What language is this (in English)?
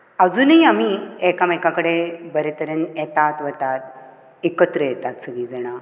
Konkani